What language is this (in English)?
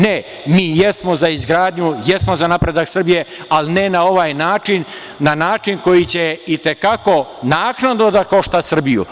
Serbian